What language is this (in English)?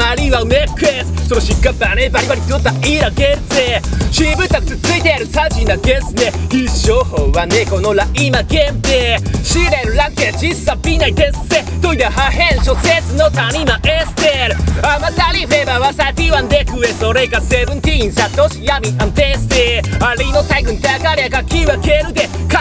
Japanese